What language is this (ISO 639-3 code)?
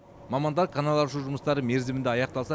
kaz